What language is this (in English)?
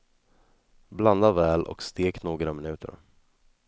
Swedish